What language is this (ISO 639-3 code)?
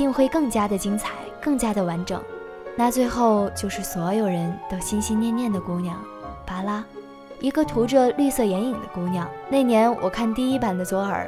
zho